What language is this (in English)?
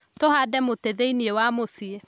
Kikuyu